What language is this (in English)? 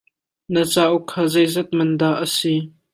Hakha Chin